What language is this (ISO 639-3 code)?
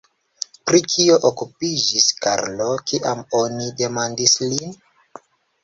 epo